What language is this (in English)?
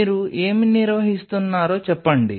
Telugu